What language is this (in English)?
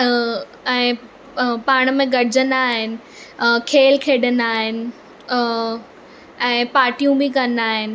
Sindhi